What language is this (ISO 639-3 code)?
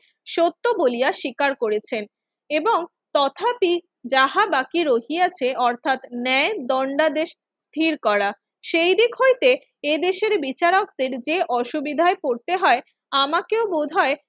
ben